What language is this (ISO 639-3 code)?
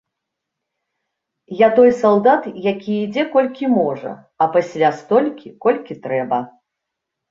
bel